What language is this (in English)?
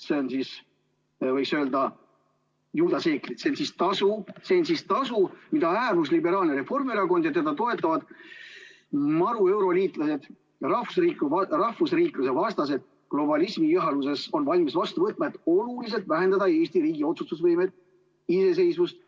Estonian